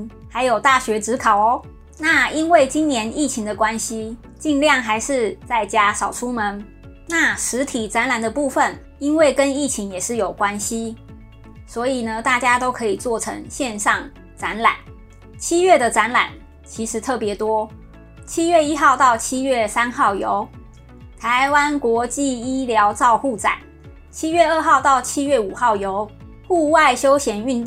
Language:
Chinese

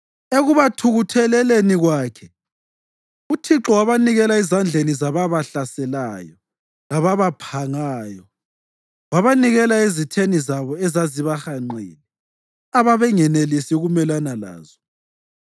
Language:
North Ndebele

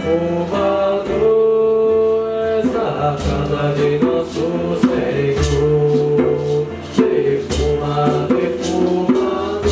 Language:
Turkish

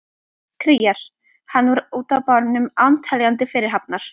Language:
Icelandic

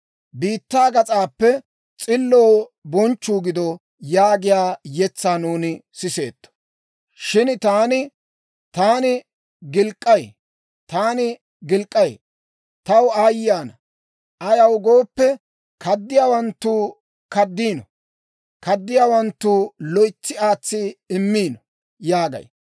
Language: Dawro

